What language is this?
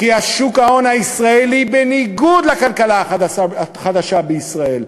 Hebrew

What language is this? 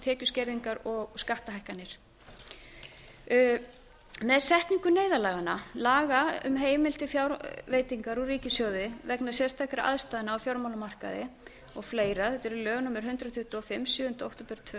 Icelandic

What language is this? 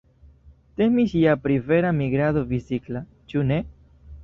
Esperanto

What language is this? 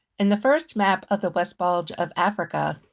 English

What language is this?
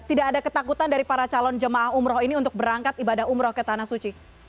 Indonesian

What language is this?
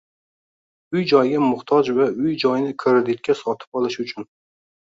Uzbek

